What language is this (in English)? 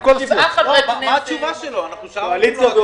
Hebrew